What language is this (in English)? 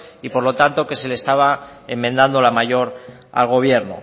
Spanish